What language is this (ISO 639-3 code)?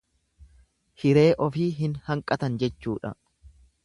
orm